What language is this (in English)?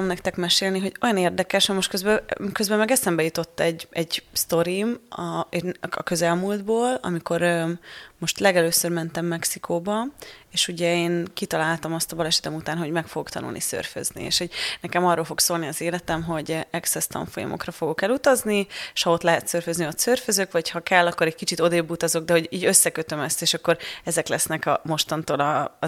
Hungarian